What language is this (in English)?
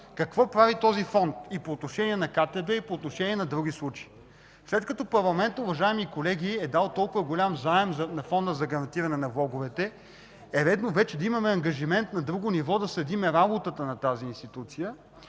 Bulgarian